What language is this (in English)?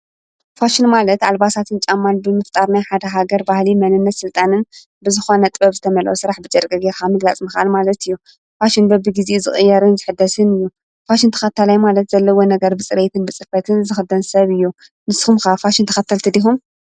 Tigrinya